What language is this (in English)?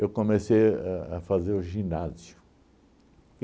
Portuguese